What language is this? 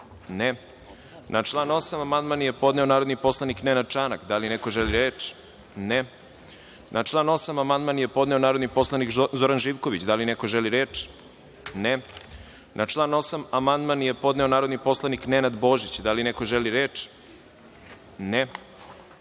Serbian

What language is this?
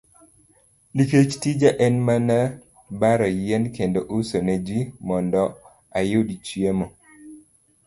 Luo (Kenya and Tanzania)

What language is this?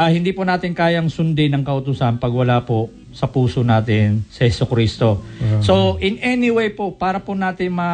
Filipino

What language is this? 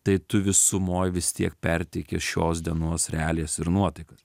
Lithuanian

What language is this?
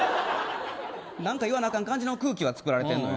Japanese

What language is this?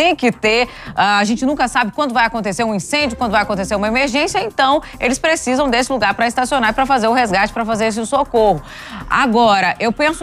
Portuguese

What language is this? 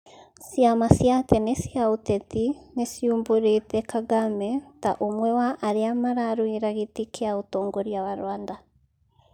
Kikuyu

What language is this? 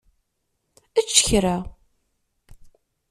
Kabyle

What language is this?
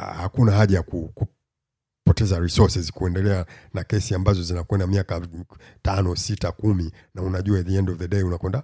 Swahili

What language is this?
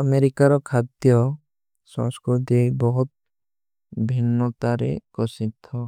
Kui (India)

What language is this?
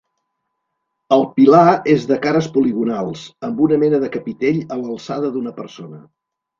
Catalan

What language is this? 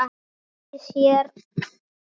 Icelandic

